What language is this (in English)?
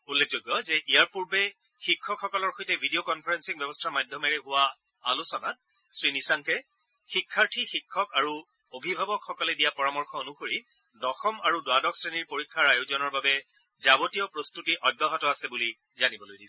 Assamese